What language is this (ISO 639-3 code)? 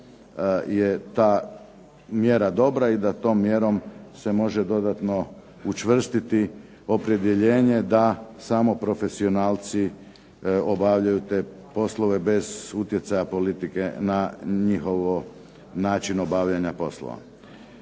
hrv